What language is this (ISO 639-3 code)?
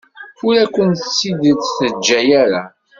kab